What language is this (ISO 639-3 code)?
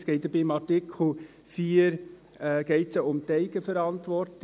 gsw